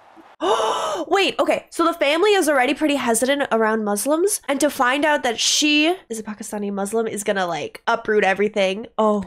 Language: English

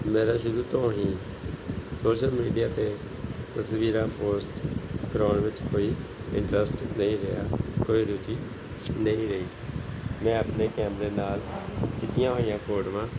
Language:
Punjabi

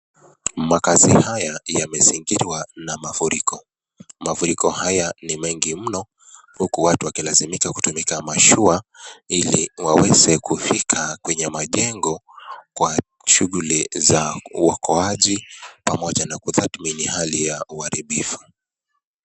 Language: Swahili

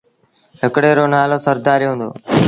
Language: Sindhi Bhil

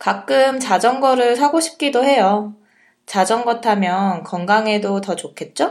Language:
Korean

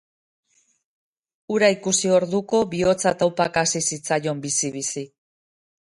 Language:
Basque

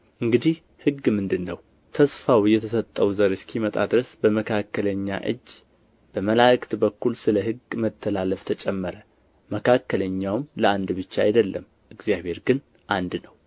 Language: Amharic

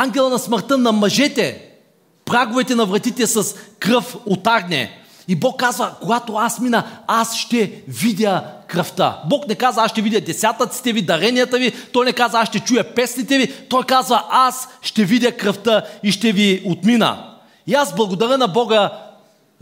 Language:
Bulgarian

